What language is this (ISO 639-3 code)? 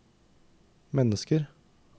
nor